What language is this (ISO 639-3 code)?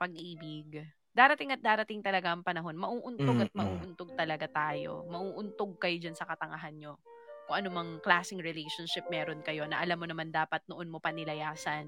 fil